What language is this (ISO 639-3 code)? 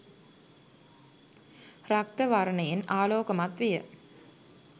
sin